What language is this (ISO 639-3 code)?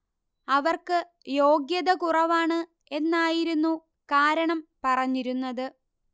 mal